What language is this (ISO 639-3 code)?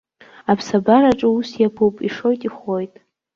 abk